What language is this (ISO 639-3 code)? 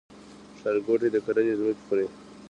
pus